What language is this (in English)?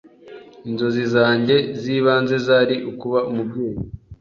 Kinyarwanda